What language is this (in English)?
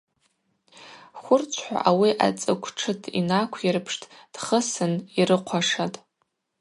Abaza